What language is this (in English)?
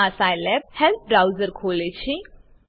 Gujarati